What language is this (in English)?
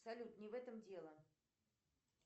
Russian